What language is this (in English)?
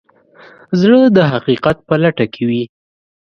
Pashto